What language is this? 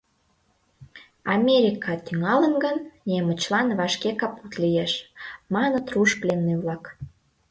Mari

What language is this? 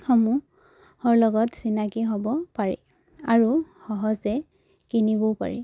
Assamese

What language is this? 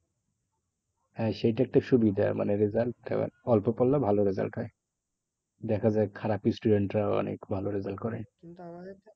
Bangla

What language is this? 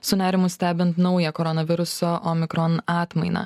Lithuanian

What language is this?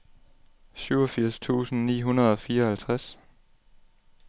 Danish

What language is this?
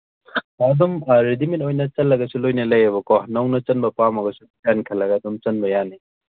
Manipuri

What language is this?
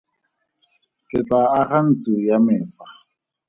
Tswana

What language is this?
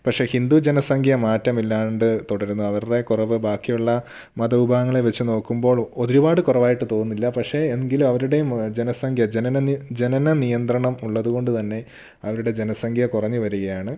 Malayalam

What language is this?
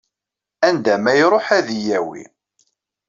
Kabyle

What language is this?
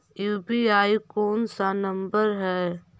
Magahi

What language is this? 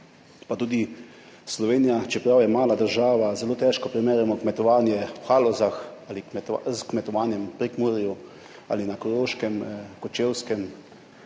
Slovenian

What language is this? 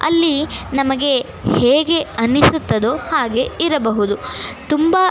Kannada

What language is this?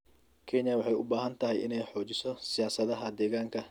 Somali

